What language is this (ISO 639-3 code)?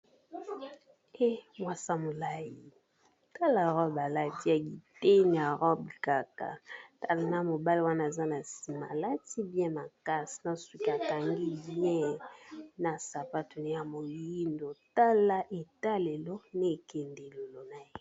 lin